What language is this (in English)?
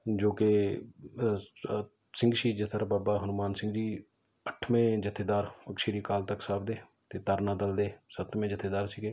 Punjabi